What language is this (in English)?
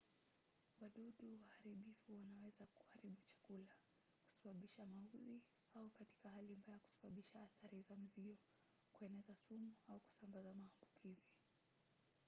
Swahili